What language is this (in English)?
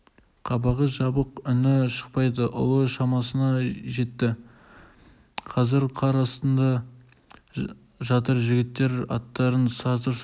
Kazakh